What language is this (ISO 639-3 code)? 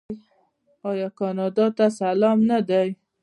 pus